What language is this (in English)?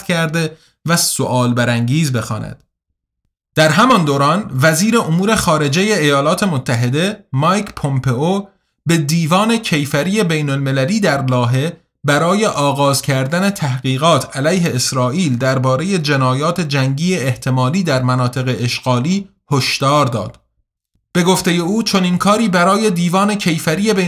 Persian